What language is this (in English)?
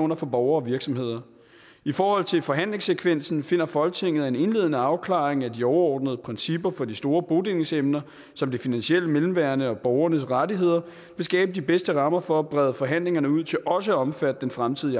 Danish